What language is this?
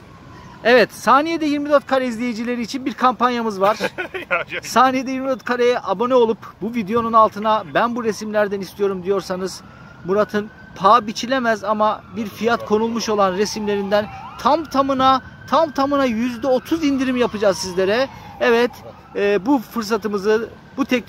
Turkish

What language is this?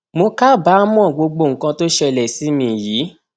Yoruba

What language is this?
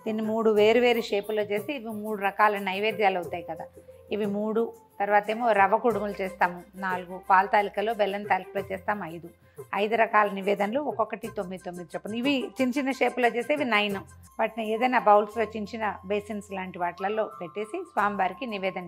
Telugu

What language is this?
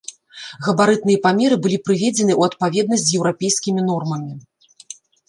Belarusian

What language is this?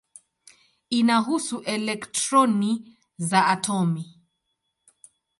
Swahili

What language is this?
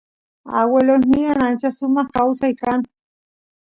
Santiago del Estero Quichua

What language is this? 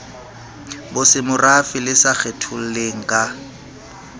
Southern Sotho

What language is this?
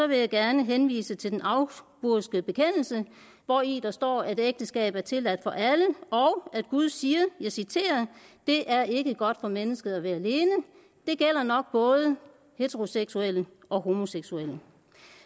Danish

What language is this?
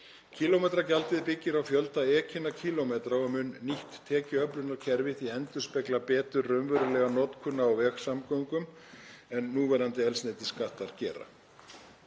Icelandic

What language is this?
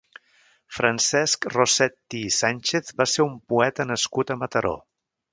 Catalan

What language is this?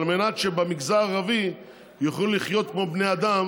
Hebrew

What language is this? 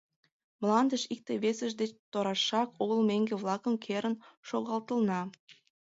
Mari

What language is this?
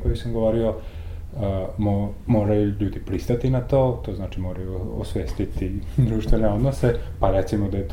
Croatian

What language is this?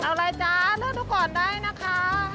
Thai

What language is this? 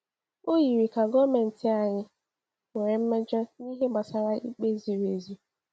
Igbo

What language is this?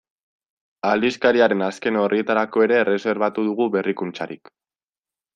Basque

